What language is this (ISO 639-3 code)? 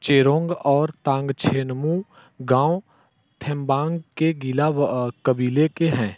hin